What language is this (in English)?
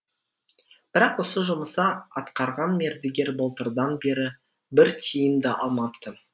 Kazakh